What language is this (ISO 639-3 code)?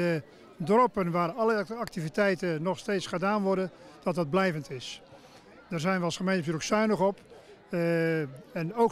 nld